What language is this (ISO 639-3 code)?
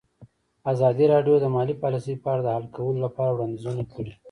pus